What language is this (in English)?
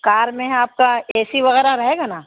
Urdu